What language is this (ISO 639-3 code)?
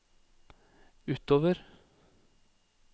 nor